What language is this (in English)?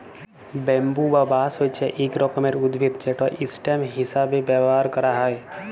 Bangla